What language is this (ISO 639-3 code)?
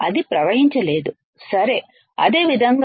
tel